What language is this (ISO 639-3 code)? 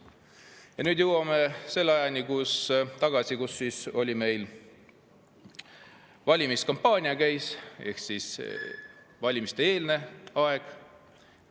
est